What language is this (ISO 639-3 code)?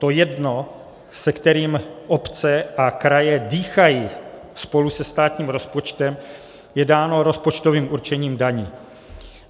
ces